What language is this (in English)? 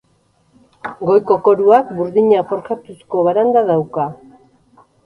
Basque